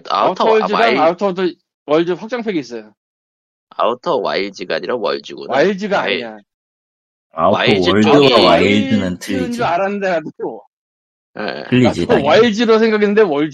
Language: Korean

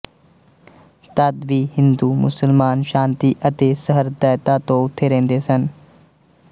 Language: Punjabi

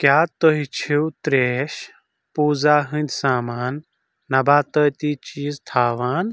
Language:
Kashmiri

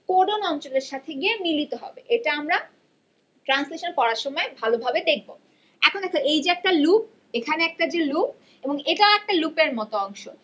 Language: Bangla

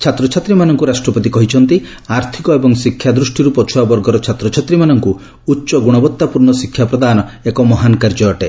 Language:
Odia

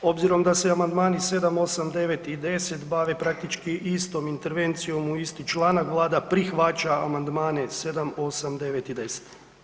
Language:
Croatian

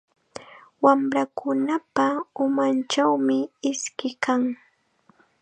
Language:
Chiquián Ancash Quechua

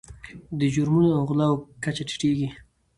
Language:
Pashto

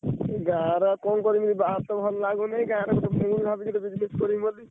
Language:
Odia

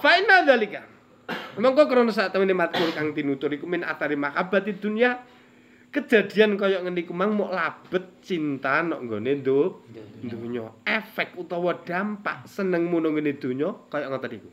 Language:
Indonesian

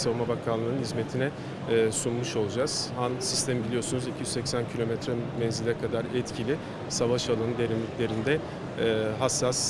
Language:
Turkish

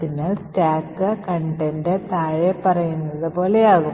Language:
Malayalam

